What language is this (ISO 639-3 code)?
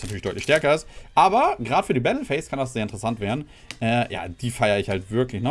deu